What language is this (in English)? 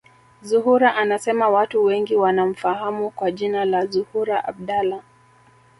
Swahili